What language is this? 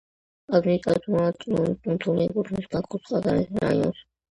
Georgian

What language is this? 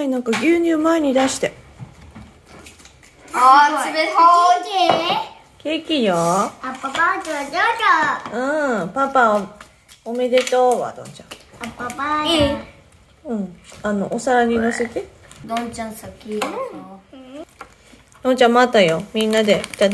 Japanese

